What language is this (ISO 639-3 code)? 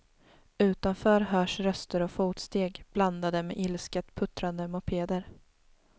swe